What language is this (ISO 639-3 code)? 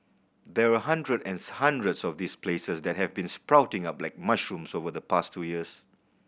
eng